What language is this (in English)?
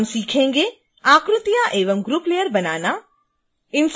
Hindi